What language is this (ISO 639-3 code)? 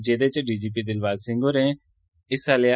doi